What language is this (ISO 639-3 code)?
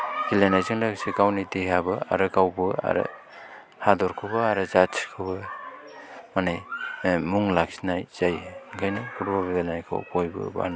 brx